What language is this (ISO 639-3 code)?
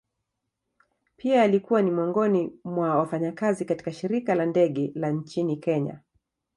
swa